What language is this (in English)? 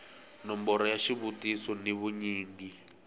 Tsonga